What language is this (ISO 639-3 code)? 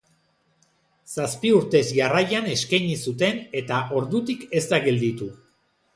eus